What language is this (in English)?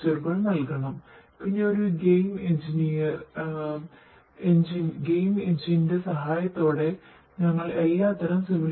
Malayalam